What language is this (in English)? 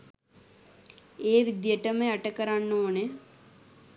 Sinhala